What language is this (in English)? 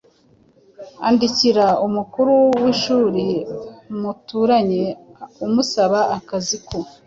Kinyarwanda